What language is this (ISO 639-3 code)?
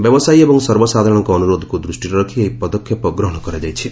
ori